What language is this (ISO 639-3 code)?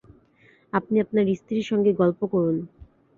ben